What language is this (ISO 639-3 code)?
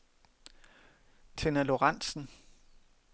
dan